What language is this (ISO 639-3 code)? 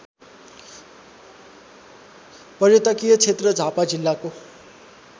nep